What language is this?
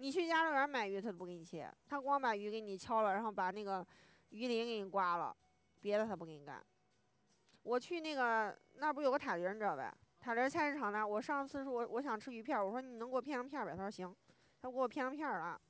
Chinese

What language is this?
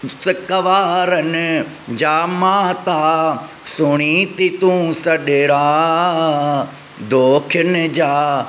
Sindhi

